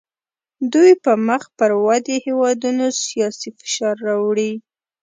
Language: Pashto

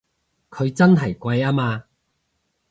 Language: Cantonese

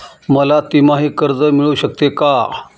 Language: Marathi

